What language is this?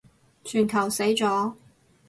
Cantonese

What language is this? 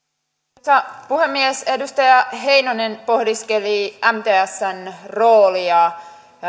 Finnish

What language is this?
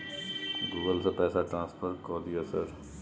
Maithili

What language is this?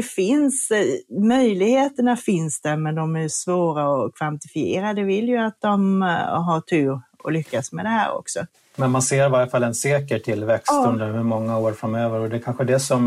Swedish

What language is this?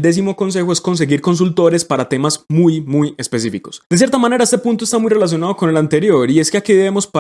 Spanish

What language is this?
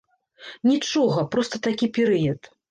Belarusian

